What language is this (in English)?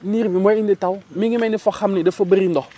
Wolof